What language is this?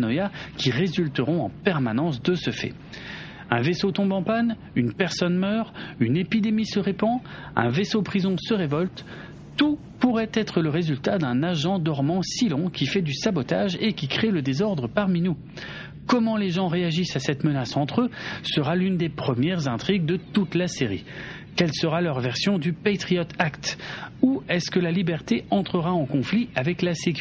French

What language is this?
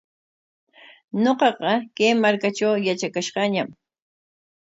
Corongo Ancash Quechua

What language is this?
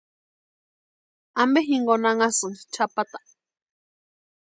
Western Highland Purepecha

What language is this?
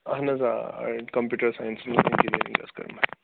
Kashmiri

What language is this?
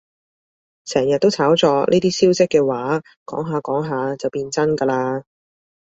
Cantonese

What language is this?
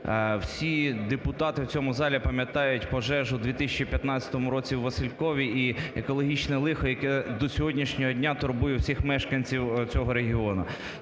Ukrainian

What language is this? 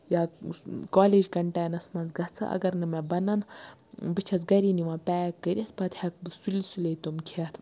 Kashmiri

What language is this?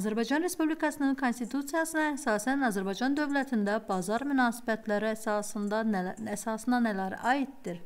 Turkish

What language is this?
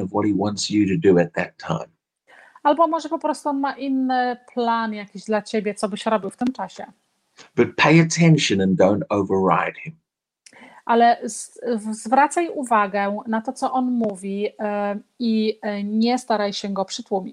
Polish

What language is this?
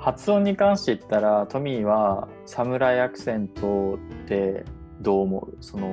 Japanese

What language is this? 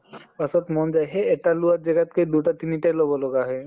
Assamese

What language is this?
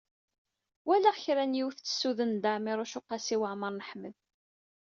Kabyle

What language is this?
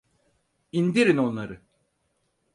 Turkish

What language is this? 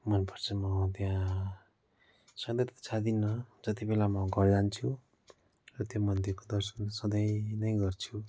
Nepali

